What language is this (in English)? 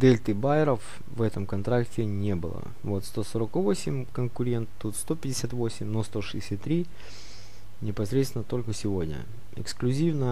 Russian